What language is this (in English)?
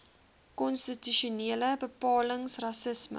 Afrikaans